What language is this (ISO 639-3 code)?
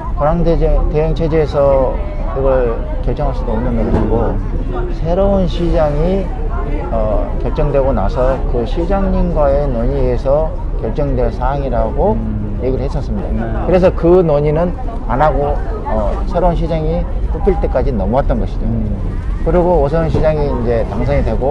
kor